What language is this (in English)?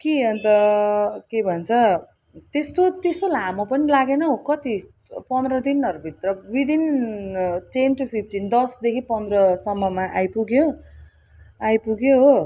Nepali